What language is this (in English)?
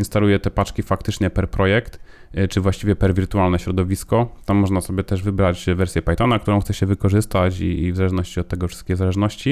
Polish